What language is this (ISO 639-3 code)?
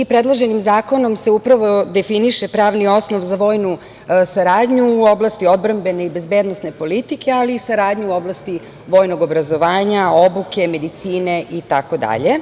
srp